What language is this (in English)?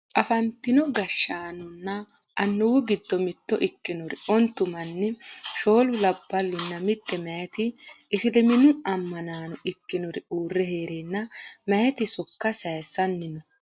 Sidamo